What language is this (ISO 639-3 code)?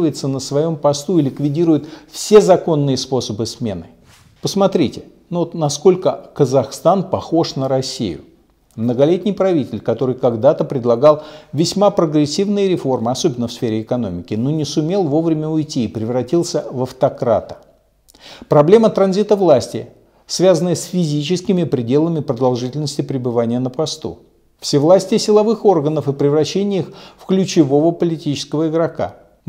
rus